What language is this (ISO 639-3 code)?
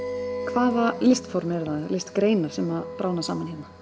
isl